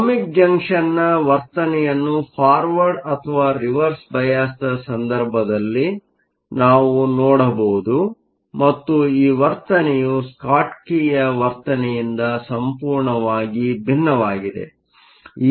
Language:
Kannada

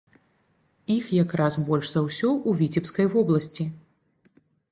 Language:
Belarusian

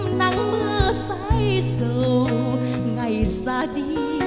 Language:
Vietnamese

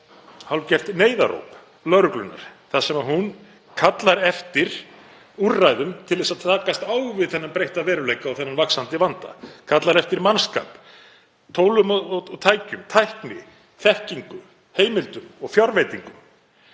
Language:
Icelandic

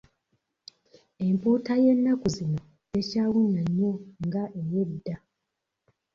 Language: Ganda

